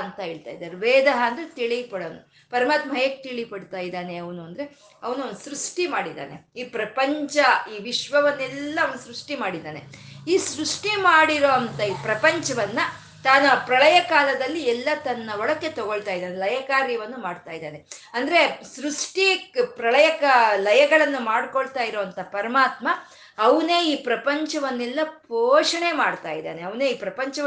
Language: Kannada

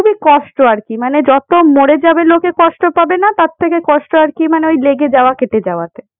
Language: Bangla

